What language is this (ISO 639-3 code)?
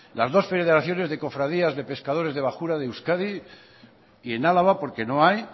spa